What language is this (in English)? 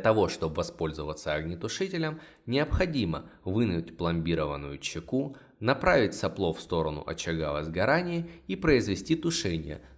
Russian